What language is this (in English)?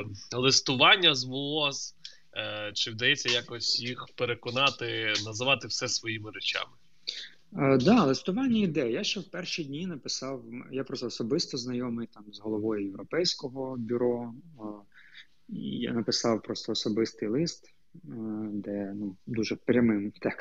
Ukrainian